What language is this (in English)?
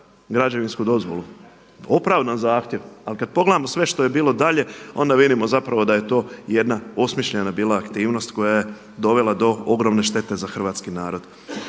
Croatian